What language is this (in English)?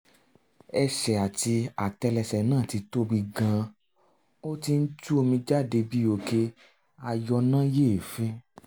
Yoruba